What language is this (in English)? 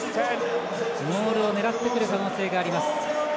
Japanese